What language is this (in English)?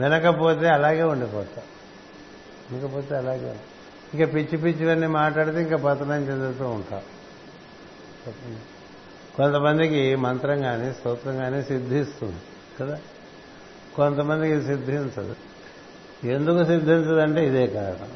Telugu